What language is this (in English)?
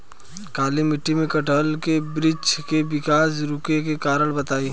Bhojpuri